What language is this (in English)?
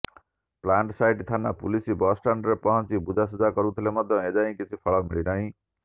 Odia